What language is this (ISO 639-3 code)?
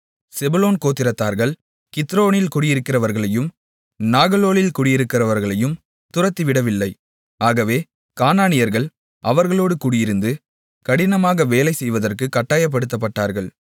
tam